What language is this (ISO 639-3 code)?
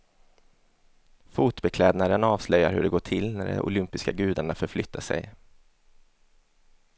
swe